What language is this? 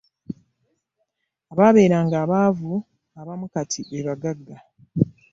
Ganda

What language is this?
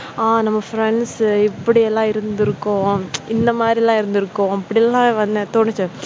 Tamil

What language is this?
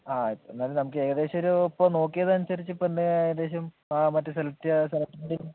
Malayalam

